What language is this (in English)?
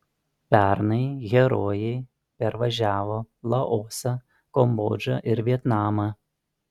Lithuanian